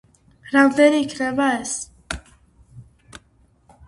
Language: Georgian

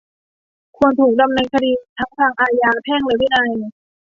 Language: Thai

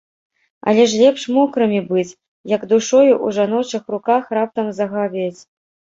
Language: Belarusian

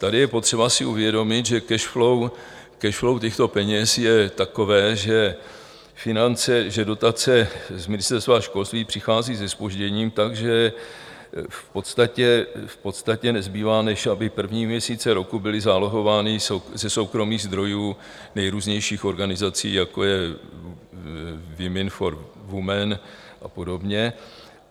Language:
Czech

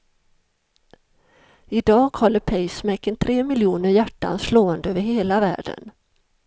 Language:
Swedish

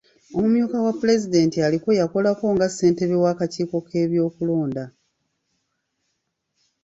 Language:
Ganda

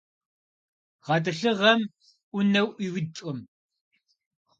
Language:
Kabardian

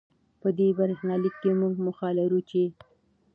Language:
Pashto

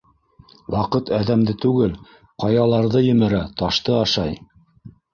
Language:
Bashkir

